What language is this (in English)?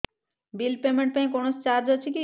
Odia